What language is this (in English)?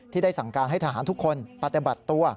Thai